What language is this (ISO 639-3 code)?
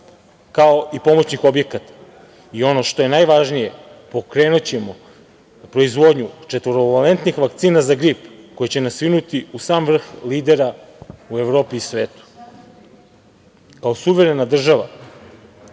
srp